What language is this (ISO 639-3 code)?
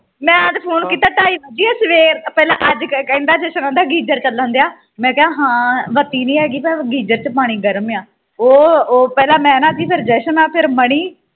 pan